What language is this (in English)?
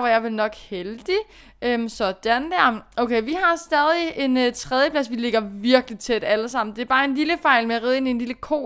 Danish